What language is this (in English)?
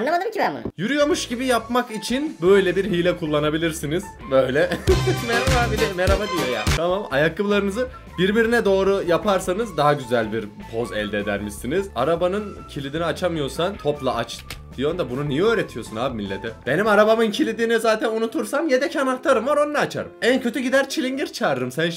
Turkish